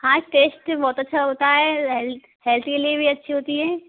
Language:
Hindi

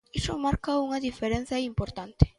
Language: Galician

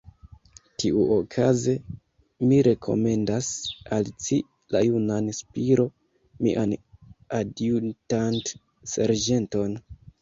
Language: Esperanto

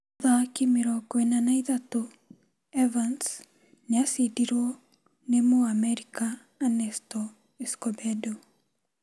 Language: Kikuyu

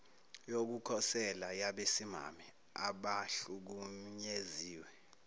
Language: Zulu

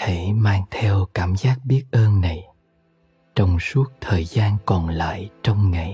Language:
Vietnamese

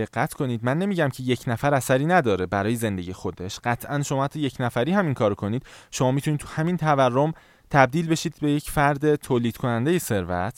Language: Persian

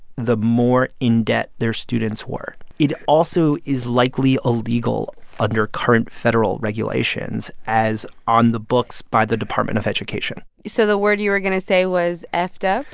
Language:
English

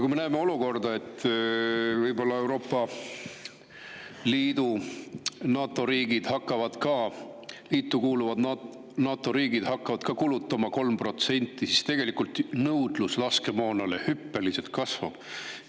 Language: Estonian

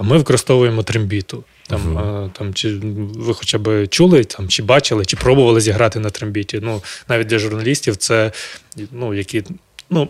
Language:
Ukrainian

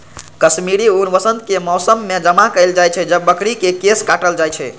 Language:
Maithili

